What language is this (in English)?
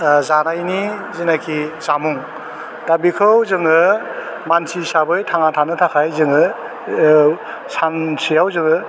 Bodo